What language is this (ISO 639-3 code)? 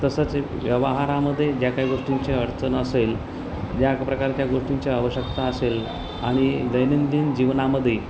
mar